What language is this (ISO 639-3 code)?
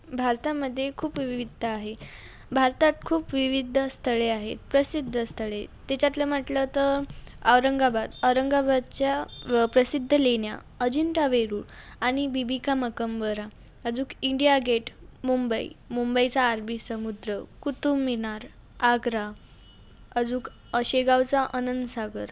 mar